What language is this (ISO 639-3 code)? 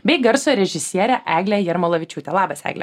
lit